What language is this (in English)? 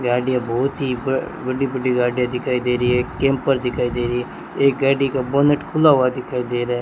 Hindi